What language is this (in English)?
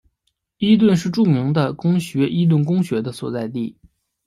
Chinese